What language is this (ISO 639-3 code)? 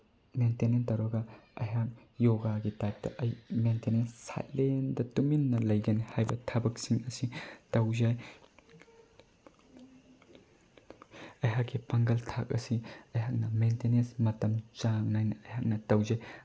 mni